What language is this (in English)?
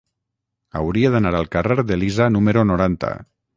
Catalan